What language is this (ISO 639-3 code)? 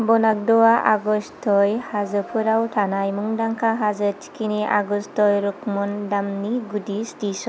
brx